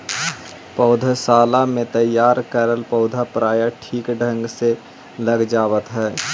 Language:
Magahi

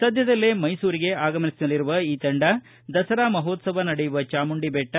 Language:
Kannada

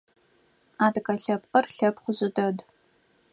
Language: Adyghe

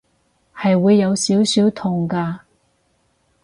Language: Cantonese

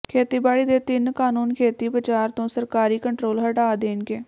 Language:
Punjabi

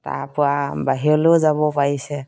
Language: Assamese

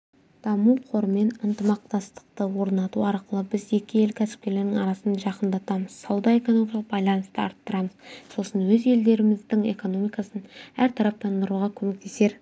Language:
Kazakh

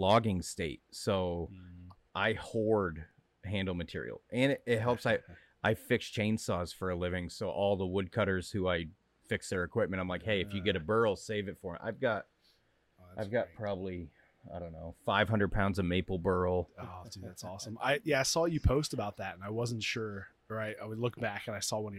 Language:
English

